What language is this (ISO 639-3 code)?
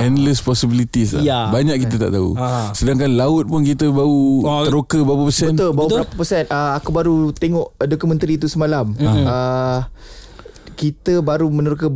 msa